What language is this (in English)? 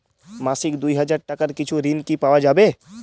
Bangla